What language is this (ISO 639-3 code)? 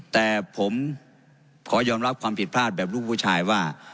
tha